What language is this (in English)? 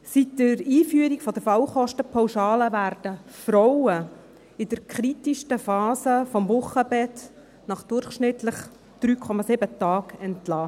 Swiss German